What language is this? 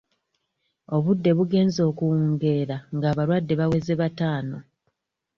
Ganda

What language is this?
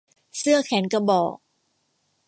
Thai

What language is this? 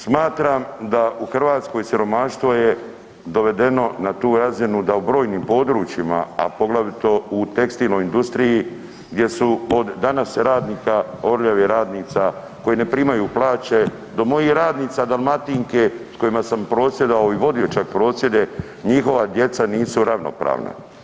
Croatian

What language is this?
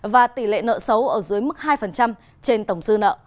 Vietnamese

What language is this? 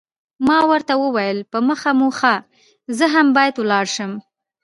Pashto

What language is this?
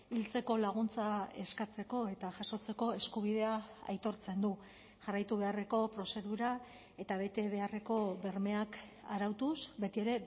Basque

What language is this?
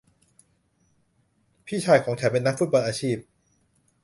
Thai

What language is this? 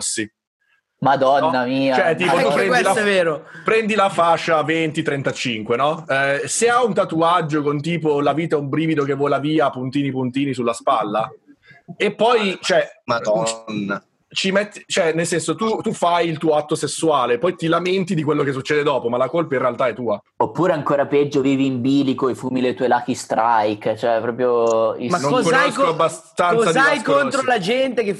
Italian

